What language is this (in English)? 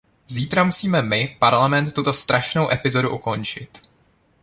Czech